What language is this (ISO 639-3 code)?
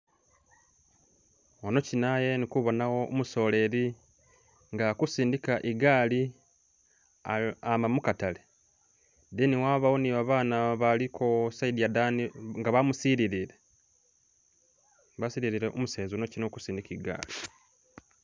myx